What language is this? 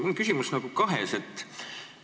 Estonian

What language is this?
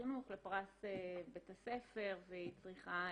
Hebrew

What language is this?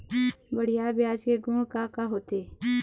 Chhattisgarhi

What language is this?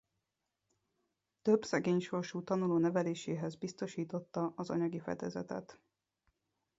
Hungarian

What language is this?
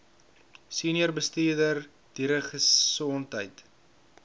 Afrikaans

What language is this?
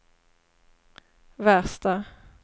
Swedish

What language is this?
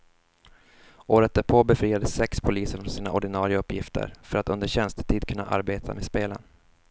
Swedish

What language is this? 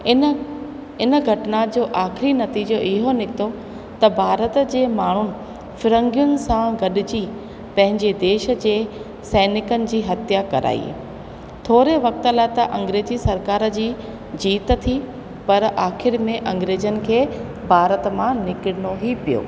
Sindhi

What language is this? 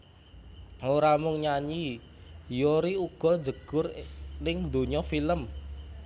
Javanese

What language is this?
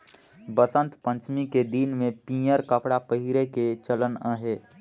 Chhattisgarhi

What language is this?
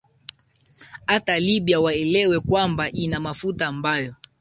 Swahili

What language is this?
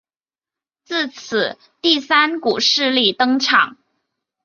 Chinese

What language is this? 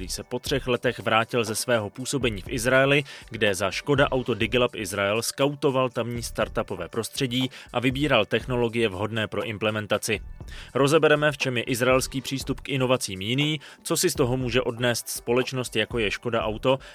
Czech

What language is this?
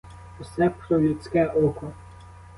Ukrainian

